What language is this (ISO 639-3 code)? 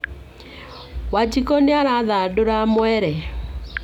kik